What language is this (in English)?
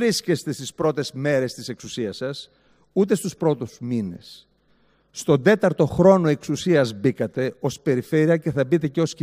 Greek